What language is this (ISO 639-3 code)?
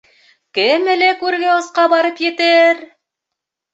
bak